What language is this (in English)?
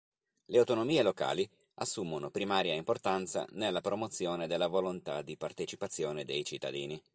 Italian